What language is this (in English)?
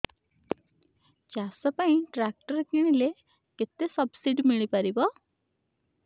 Odia